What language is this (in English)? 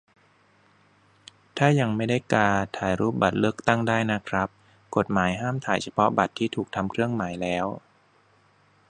Thai